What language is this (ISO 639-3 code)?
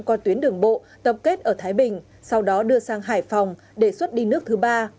vie